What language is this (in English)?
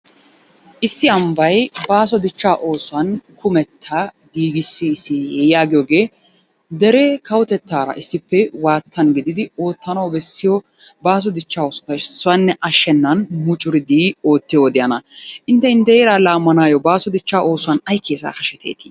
Wolaytta